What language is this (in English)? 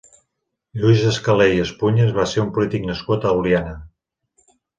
Catalan